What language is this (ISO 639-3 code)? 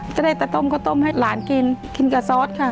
tha